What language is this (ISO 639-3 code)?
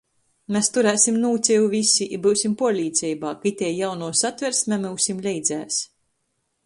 ltg